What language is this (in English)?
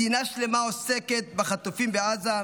Hebrew